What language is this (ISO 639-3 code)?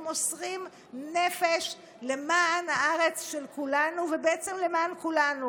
heb